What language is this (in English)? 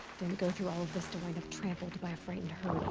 English